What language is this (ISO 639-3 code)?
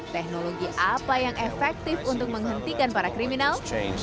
ind